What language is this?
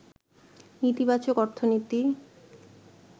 Bangla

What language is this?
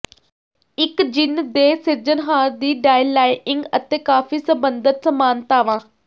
Punjabi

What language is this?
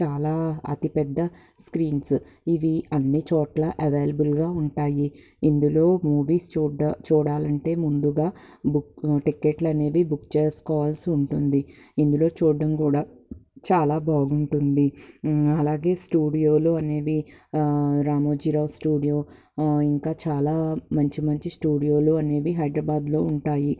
Telugu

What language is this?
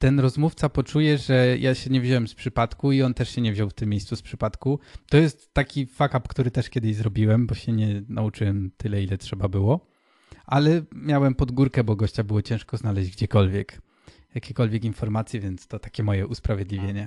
Polish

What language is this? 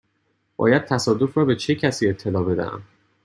Persian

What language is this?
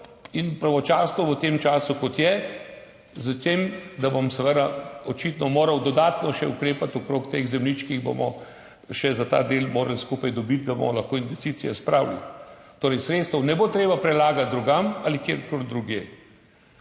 Slovenian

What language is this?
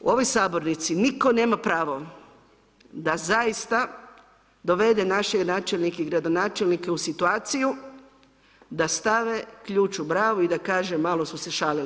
Croatian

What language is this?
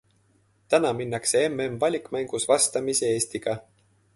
Estonian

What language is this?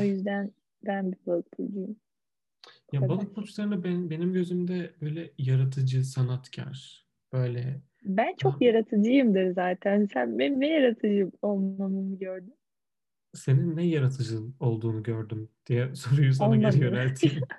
Turkish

